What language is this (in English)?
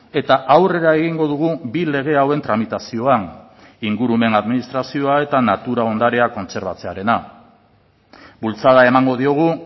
Basque